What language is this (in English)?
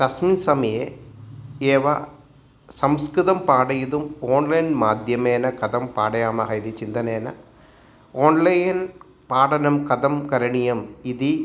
Sanskrit